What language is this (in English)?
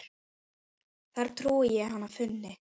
Icelandic